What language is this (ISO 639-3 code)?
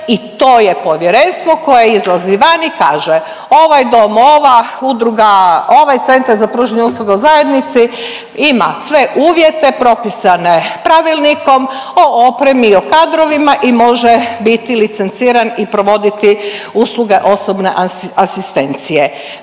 hrv